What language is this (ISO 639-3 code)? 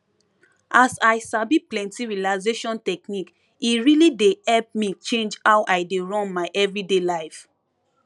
pcm